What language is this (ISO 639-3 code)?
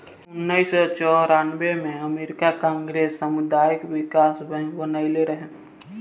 bho